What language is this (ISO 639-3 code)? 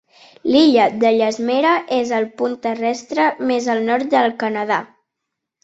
cat